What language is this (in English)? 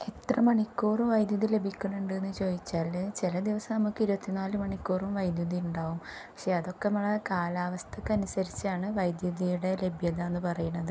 Malayalam